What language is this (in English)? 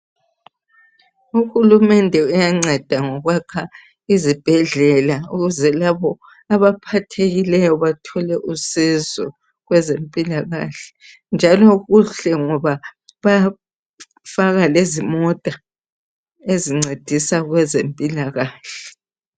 North Ndebele